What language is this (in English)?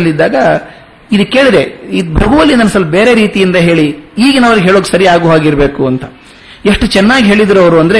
Kannada